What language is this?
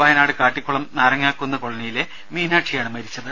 Malayalam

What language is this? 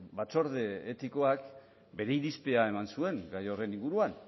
Basque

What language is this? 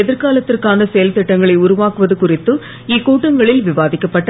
Tamil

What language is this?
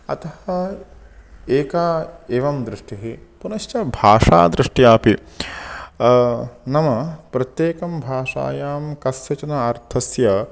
Sanskrit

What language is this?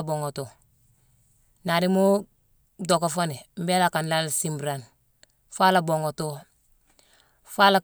Mansoanka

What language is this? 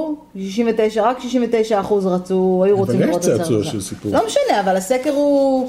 Hebrew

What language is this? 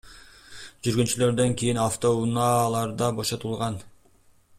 Kyrgyz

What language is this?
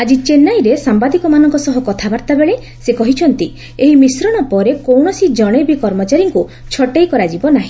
Odia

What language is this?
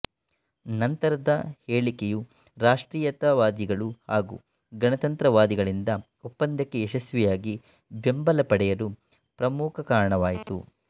Kannada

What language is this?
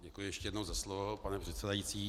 Czech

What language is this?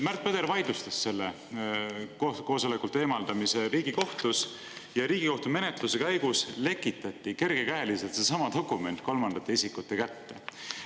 Estonian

